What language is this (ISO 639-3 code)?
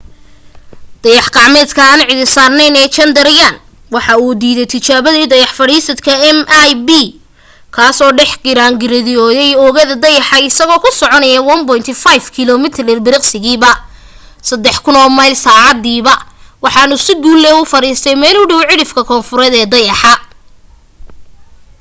som